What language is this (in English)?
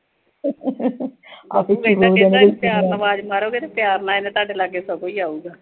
Punjabi